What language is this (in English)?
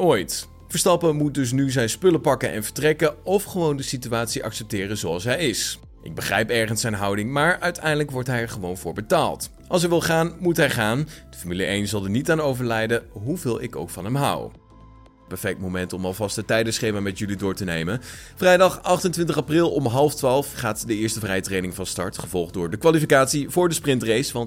Dutch